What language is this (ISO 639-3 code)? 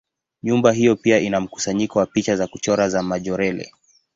swa